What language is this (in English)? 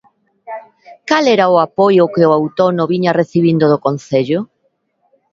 Galician